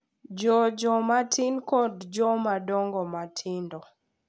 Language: Luo (Kenya and Tanzania)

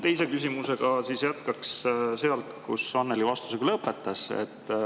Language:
Estonian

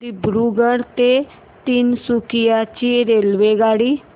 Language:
Marathi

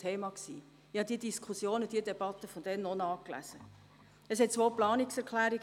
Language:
Swiss German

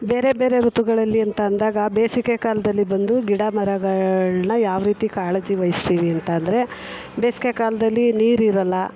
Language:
Kannada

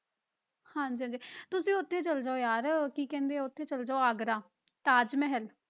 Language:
Punjabi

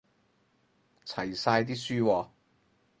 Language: Cantonese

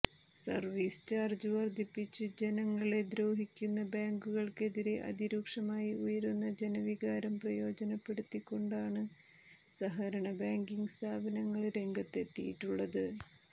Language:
Malayalam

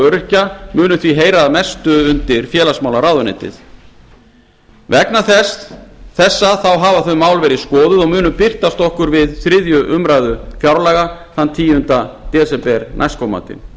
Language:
Icelandic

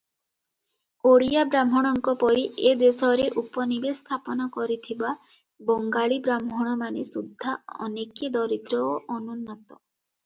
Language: Odia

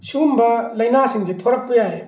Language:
Manipuri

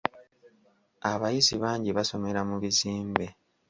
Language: Ganda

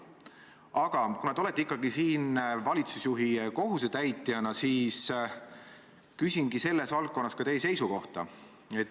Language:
Estonian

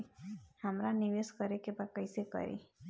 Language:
Bhojpuri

